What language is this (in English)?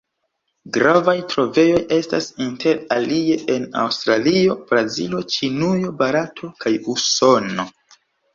Esperanto